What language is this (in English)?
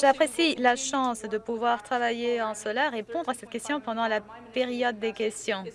French